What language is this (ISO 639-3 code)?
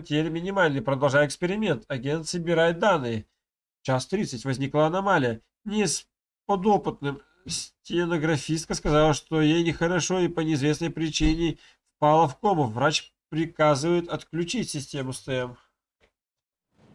rus